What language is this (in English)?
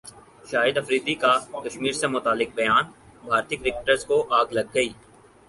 Urdu